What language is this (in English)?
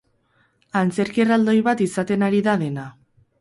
Basque